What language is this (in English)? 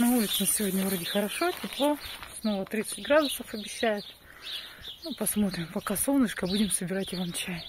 Russian